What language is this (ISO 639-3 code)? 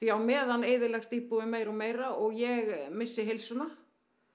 isl